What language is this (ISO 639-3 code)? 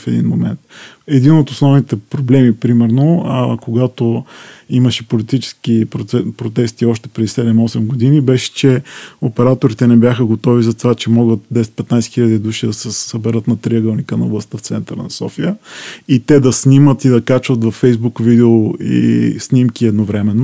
bul